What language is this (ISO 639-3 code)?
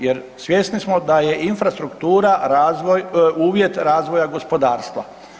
hrv